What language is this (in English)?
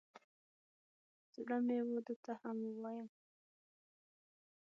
Pashto